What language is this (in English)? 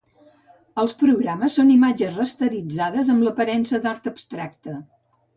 Catalan